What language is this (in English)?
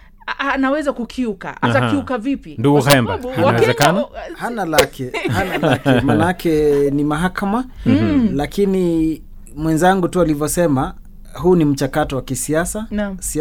Swahili